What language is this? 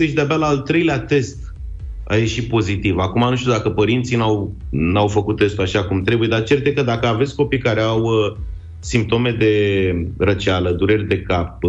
Romanian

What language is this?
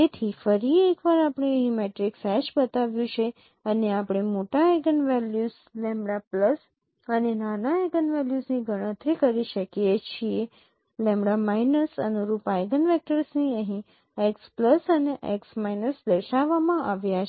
Gujarati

